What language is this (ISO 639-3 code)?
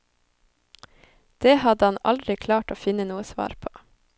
nor